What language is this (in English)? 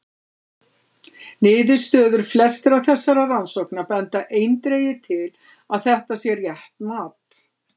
Icelandic